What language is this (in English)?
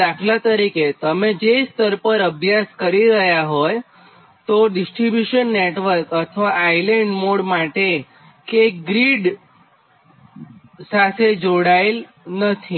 Gujarati